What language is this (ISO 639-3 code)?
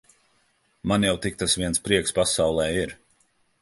lav